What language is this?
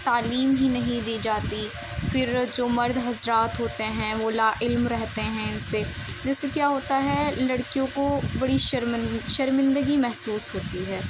Urdu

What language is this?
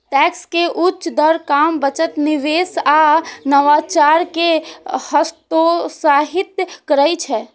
Maithili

